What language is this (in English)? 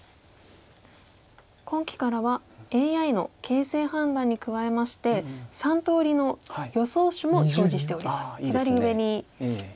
Japanese